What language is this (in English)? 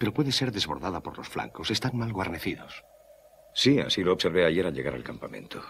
Spanish